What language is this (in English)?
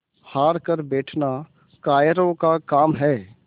Hindi